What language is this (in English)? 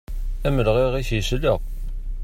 Kabyle